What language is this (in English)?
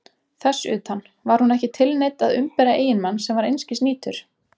Icelandic